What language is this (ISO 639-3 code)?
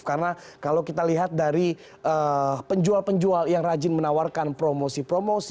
ind